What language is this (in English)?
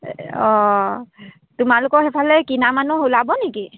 Assamese